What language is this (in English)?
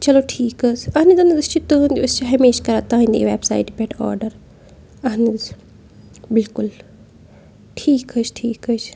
Kashmiri